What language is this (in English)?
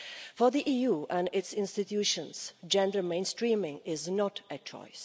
English